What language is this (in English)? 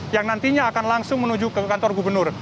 Indonesian